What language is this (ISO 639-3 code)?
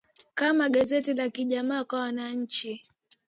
swa